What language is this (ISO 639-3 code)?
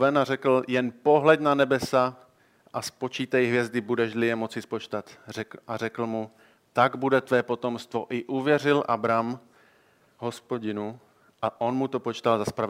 ces